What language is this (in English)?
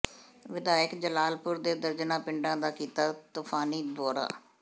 Punjabi